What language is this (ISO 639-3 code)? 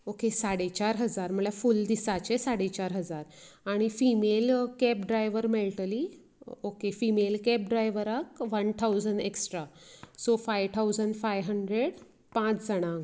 kok